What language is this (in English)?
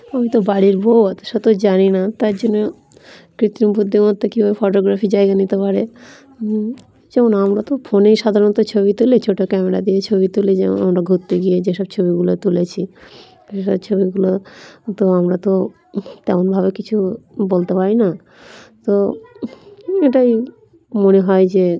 Bangla